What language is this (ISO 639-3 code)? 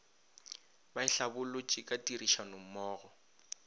nso